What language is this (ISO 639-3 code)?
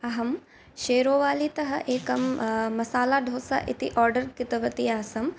san